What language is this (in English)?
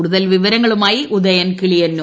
Malayalam